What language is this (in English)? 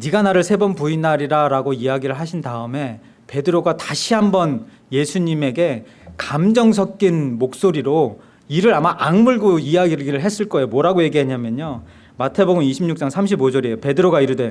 Korean